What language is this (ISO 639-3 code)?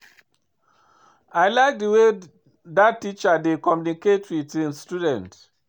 pcm